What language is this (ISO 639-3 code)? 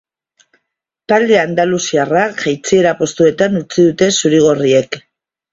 eus